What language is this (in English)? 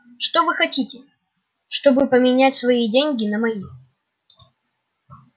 Russian